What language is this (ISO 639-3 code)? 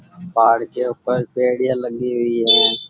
raj